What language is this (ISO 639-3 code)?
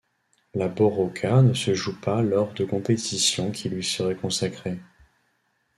fra